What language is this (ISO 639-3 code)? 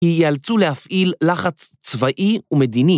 heb